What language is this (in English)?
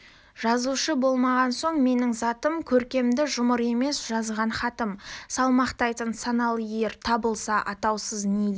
Kazakh